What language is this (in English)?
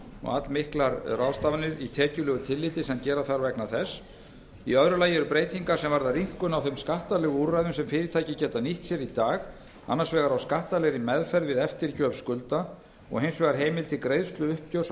Icelandic